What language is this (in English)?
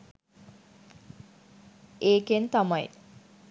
Sinhala